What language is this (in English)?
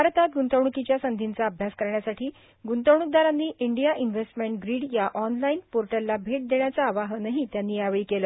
Marathi